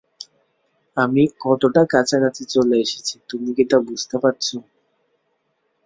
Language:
Bangla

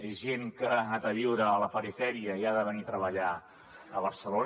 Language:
Catalan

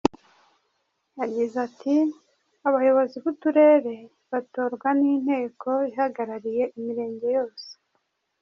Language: Kinyarwanda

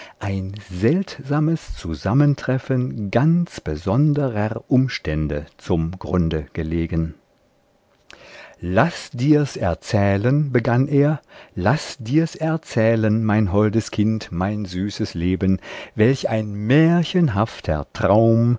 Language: German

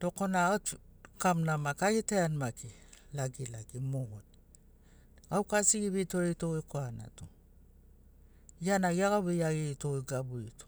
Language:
Sinaugoro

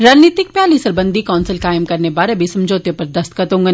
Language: Dogri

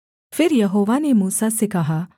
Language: Hindi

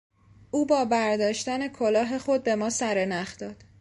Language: Persian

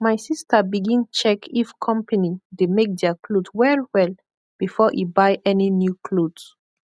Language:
Nigerian Pidgin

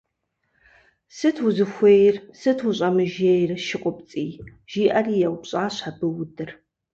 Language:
Kabardian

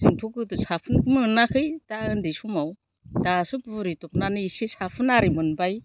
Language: Bodo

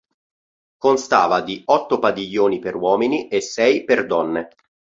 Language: Italian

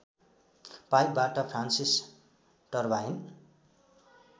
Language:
Nepali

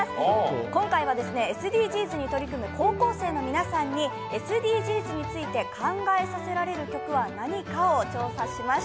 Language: Japanese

